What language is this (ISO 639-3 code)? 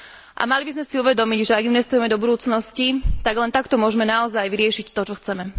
slk